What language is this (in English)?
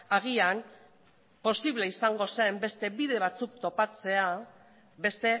Basque